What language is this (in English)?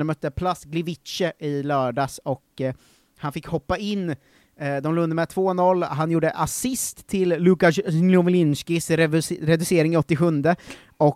Swedish